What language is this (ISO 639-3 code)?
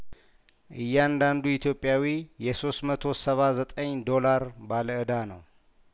amh